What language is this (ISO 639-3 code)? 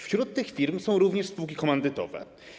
pol